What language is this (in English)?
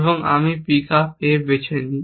Bangla